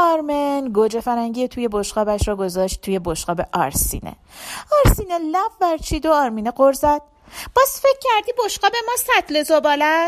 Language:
Persian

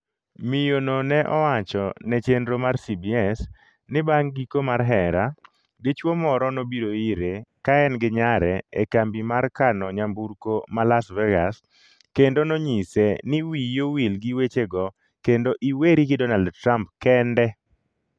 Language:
Luo (Kenya and Tanzania)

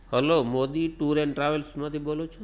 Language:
Gujarati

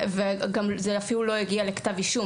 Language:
Hebrew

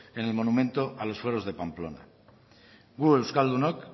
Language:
Spanish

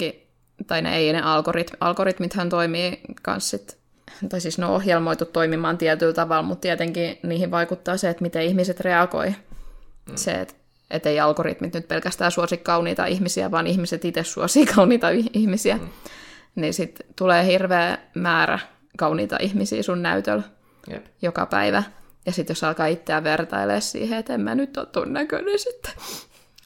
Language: Finnish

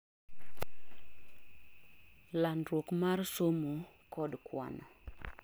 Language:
Luo (Kenya and Tanzania)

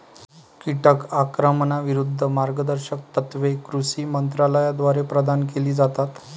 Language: Marathi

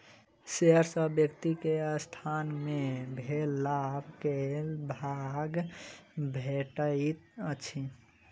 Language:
Maithili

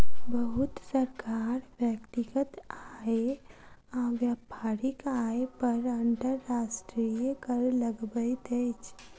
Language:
Maithili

